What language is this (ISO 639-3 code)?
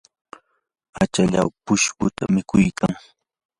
qur